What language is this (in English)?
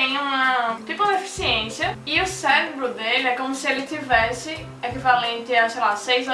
Portuguese